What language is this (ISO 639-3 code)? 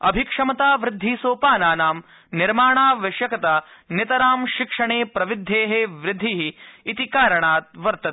san